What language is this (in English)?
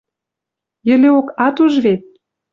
Western Mari